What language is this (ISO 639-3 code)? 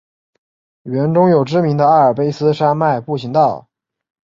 zho